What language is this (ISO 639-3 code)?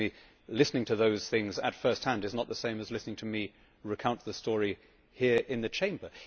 eng